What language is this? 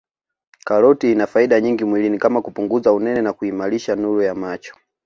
Swahili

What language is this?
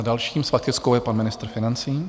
Czech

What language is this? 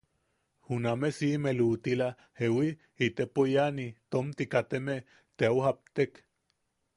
Yaqui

